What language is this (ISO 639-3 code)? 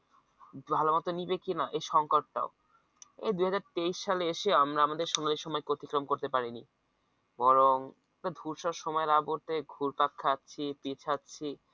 ben